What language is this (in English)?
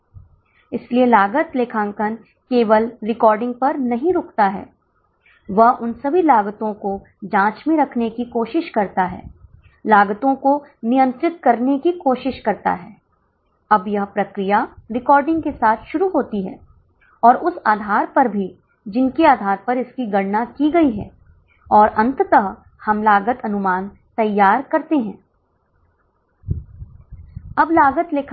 Hindi